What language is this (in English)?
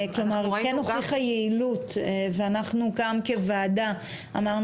Hebrew